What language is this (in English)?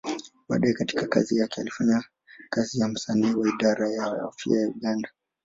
Swahili